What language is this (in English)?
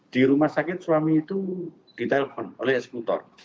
Indonesian